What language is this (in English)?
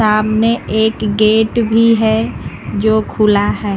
Hindi